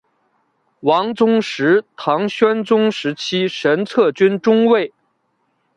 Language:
Chinese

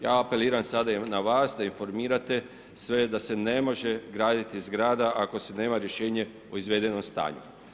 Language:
Croatian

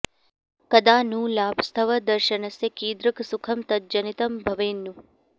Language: Sanskrit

